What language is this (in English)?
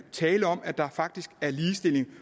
Danish